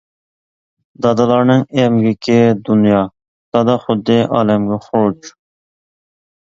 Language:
Uyghur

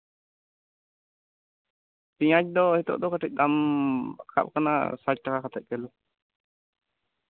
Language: Santali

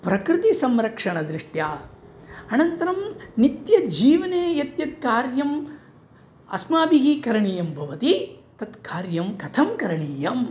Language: Sanskrit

